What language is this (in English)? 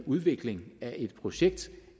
Danish